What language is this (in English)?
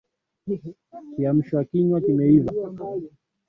Swahili